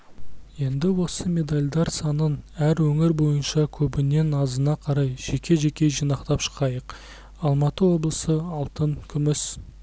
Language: Kazakh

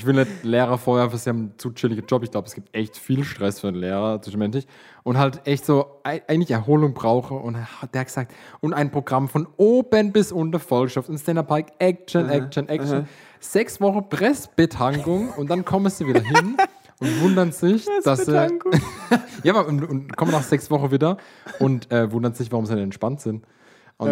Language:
German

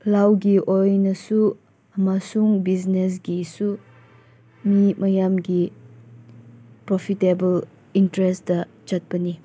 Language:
Manipuri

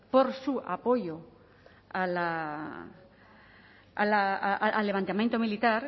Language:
Spanish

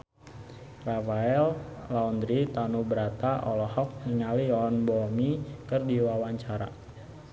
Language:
Sundanese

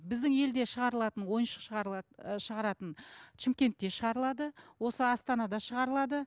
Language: Kazakh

